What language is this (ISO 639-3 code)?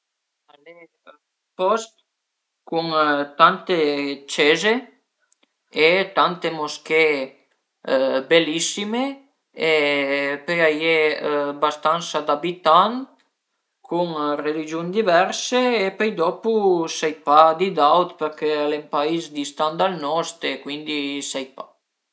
pms